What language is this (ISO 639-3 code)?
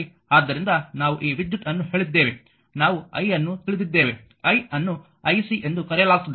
kan